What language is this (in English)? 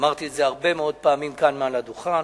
Hebrew